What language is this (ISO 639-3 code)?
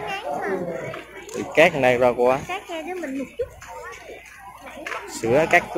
vie